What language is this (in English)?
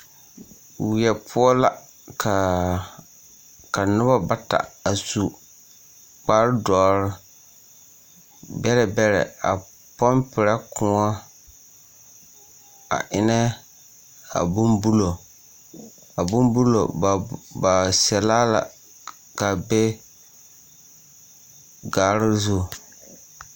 Southern Dagaare